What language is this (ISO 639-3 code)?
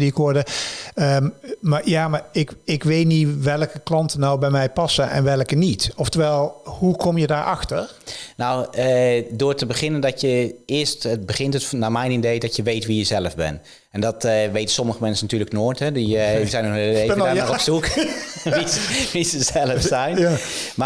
nld